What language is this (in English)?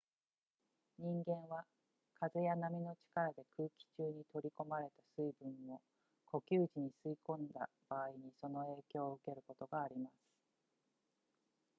Japanese